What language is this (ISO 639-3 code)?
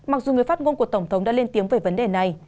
vie